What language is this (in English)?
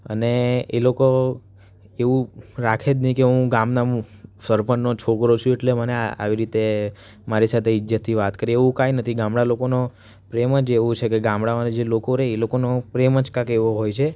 Gujarati